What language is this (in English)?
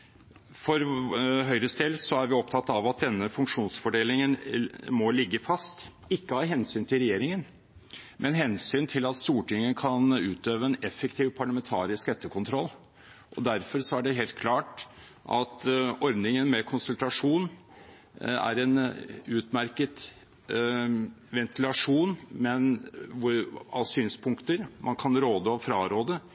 Norwegian Bokmål